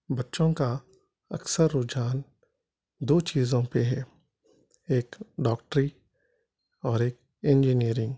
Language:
Urdu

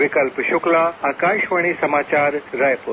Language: Hindi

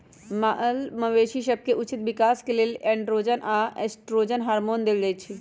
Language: Magahi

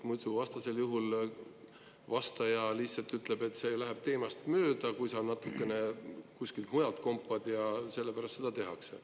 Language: Estonian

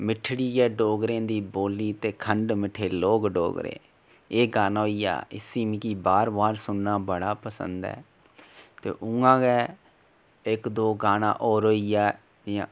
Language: Dogri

